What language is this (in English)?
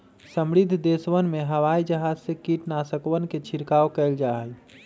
Magahi